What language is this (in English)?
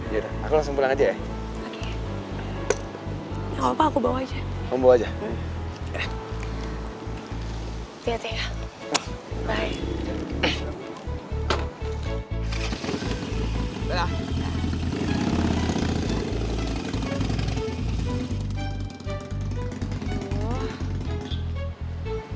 Indonesian